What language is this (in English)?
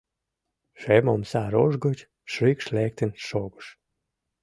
Mari